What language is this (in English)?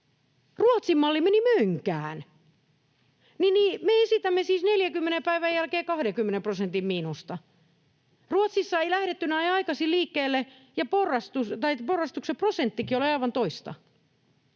Finnish